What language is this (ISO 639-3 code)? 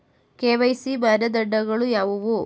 kan